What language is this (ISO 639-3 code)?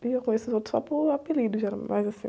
por